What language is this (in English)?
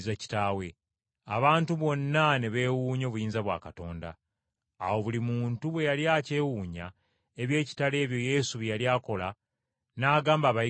Ganda